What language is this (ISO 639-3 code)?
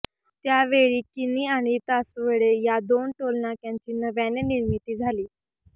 mar